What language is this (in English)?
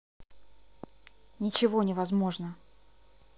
Russian